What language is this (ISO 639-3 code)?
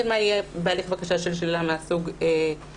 heb